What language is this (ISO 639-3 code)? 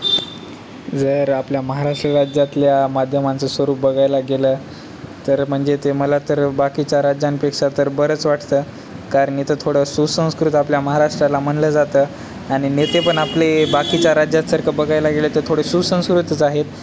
mar